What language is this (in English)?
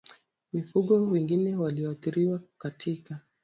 Swahili